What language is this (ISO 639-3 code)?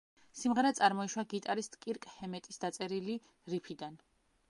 kat